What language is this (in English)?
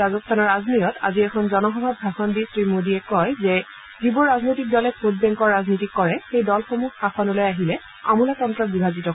Assamese